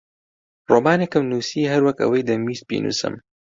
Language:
Central Kurdish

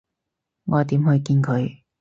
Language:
Cantonese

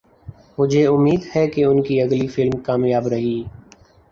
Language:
Urdu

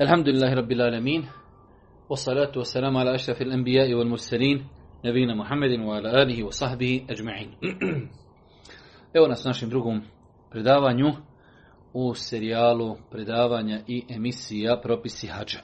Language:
Croatian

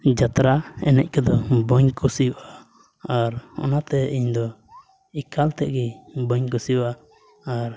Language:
Santali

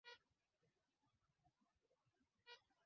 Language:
Swahili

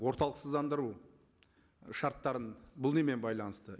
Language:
Kazakh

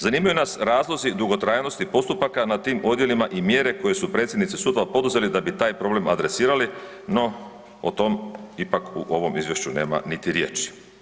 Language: Croatian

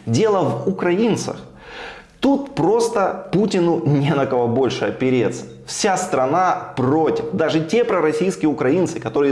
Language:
Russian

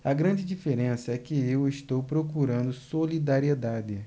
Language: Portuguese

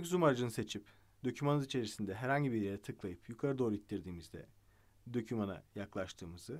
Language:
Turkish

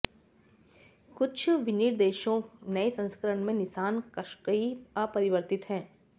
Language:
Hindi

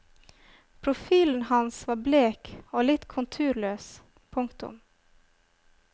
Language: Norwegian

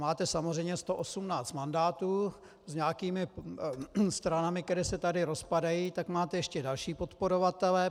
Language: Czech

